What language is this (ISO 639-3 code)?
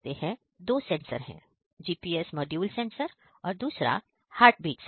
hin